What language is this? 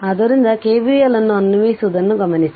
Kannada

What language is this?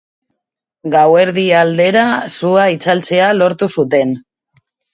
Basque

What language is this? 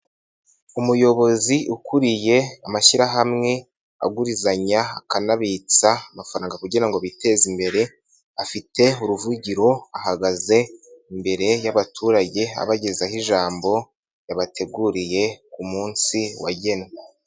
Kinyarwanda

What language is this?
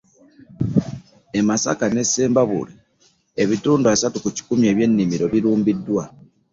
Ganda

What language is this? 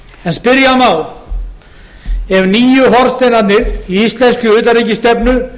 Icelandic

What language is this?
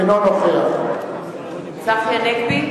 Hebrew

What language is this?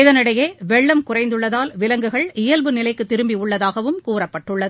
Tamil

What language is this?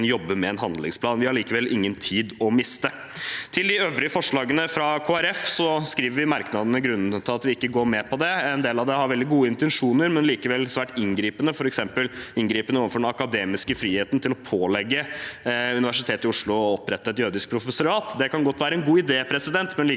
Norwegian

